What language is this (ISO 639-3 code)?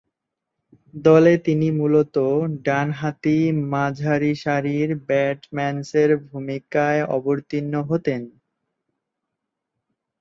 ben